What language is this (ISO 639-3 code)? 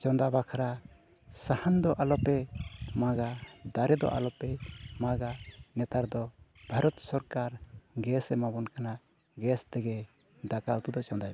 sat